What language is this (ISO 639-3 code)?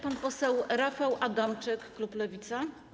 pol